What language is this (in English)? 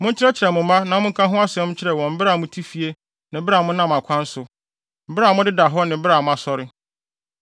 Akan